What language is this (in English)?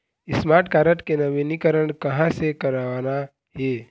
Chhattisgarhi